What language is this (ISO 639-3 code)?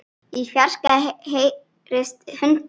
isl